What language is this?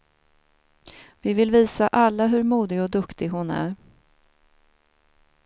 Swedish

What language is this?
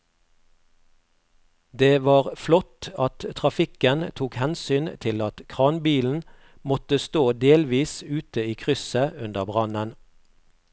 Norwegian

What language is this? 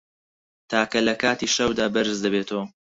Central Kurdish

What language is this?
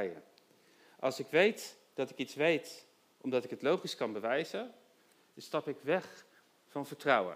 Dutch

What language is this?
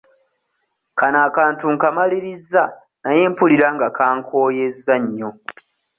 Ganda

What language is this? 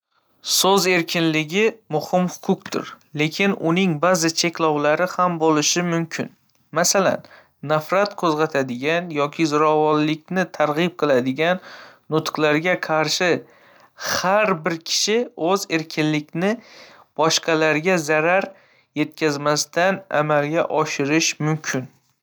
Uzbek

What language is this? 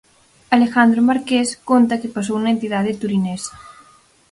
Galician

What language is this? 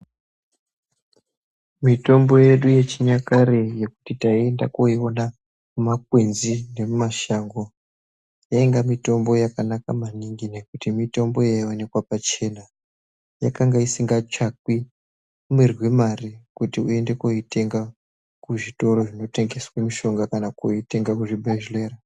Ndau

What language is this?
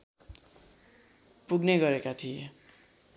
Nepali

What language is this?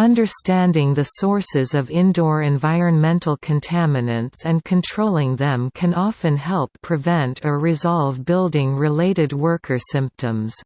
English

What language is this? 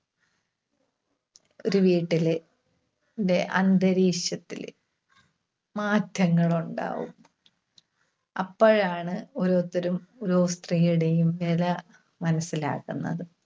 Malayalam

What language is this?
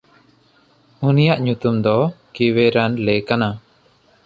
Santali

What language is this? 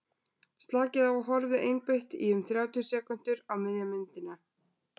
Icelandic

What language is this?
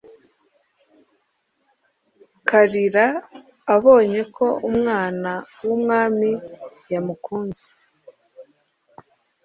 Kinyarwanda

